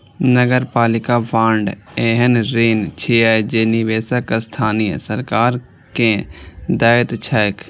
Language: Maithili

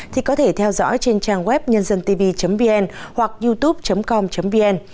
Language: Vietnamese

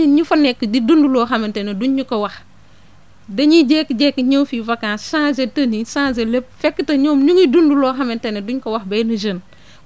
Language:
Wolof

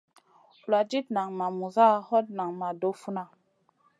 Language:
Masana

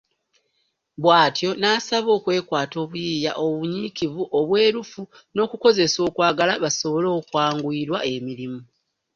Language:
Ganda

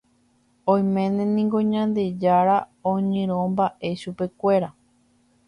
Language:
Guarani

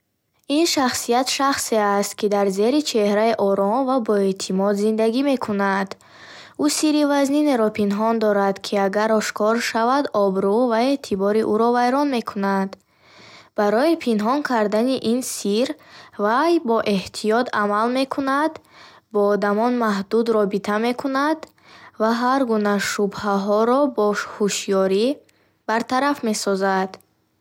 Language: Bukharic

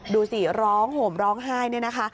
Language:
Thai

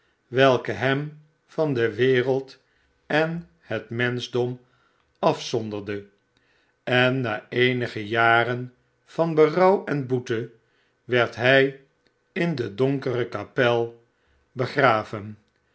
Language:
Dutch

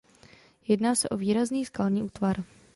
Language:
Czech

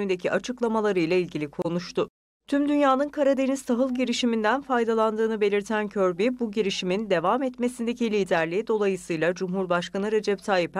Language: Turkish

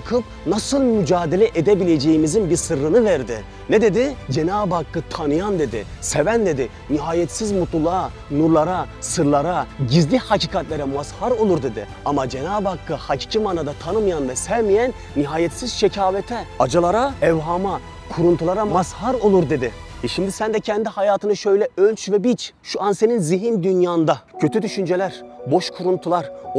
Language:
Turkish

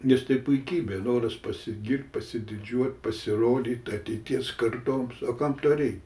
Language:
Lithuanian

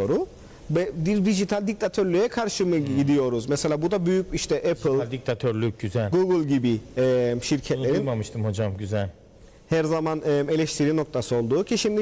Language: Turkish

